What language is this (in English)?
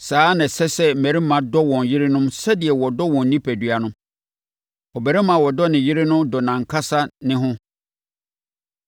Akan